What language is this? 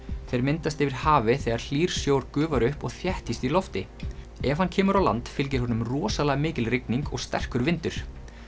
Icelandic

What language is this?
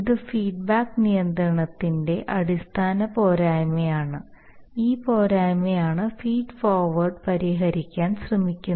Malayalam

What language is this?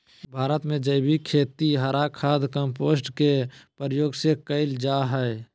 Magahi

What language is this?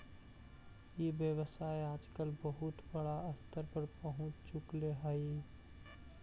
Magahi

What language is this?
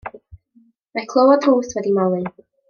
Welsh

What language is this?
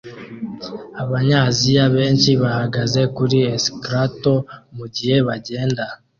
Kinyarwanda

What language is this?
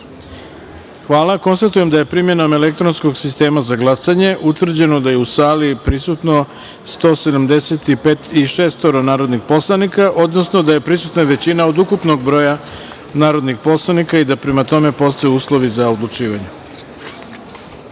Serbian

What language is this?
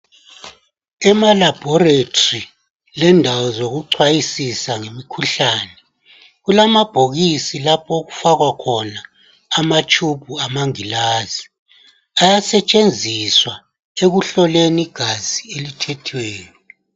North Ndebele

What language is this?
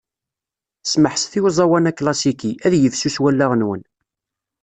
Kabyle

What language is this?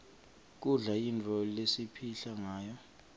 Swati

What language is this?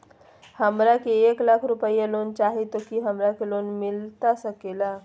Magahi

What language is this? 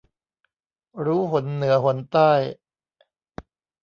Thai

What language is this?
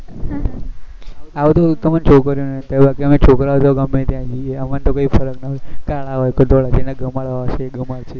Gujarati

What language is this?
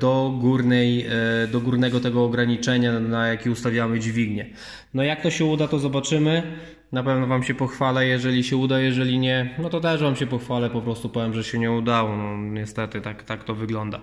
Polish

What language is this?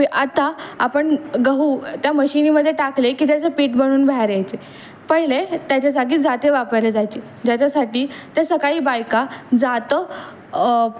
Marathi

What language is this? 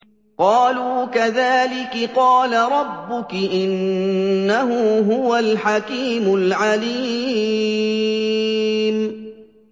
Arabic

